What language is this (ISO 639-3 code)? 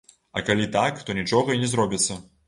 bel